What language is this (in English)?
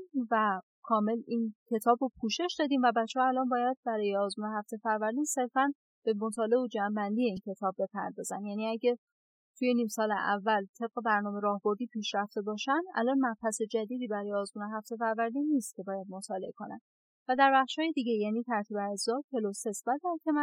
Persian